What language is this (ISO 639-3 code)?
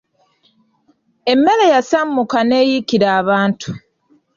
lug